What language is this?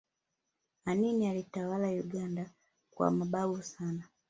Swahili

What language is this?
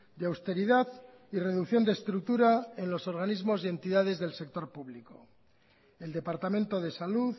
Spanish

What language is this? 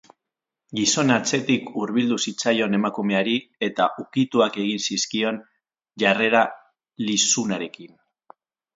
Basque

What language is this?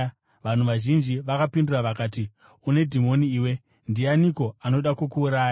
Shona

